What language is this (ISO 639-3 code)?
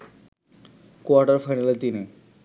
ben